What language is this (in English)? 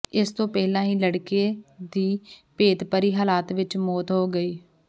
Punjabi